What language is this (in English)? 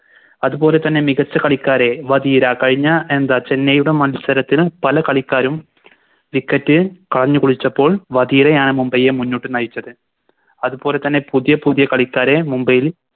Malayalam